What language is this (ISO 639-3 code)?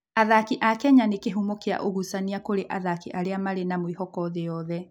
kik